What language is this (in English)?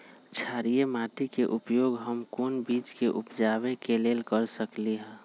Magahi